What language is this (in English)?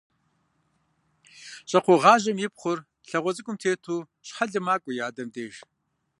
Kabardian